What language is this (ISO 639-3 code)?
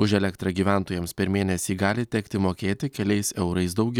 lit